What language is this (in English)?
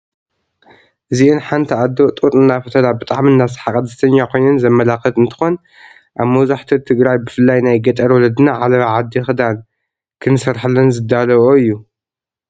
Tigrinya